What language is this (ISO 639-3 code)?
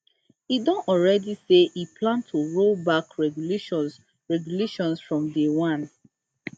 pcm